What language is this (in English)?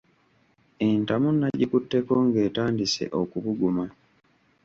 Ganda